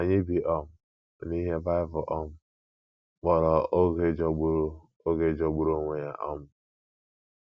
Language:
Igbo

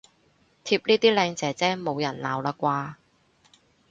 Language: Cantonese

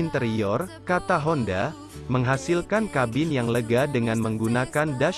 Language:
Indonesian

